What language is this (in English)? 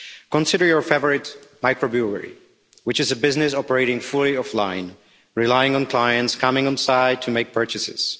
English